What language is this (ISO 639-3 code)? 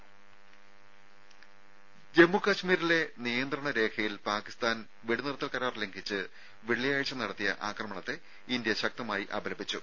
mal